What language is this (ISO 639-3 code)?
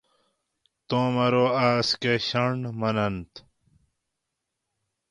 gwc